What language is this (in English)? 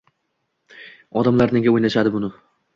Uzbek